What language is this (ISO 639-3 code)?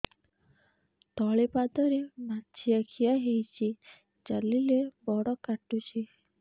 ori